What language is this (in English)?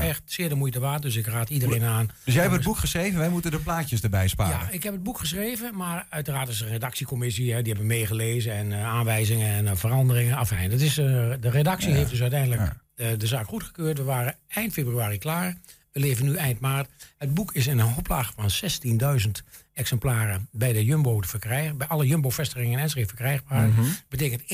Dutch